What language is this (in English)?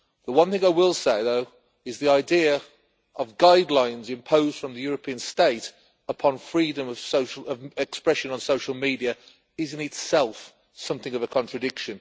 English